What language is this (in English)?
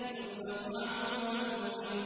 Arabic